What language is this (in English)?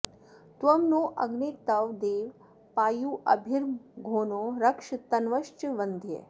Sanskrit